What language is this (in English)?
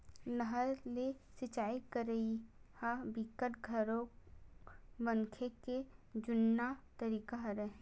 Chhattisgarhi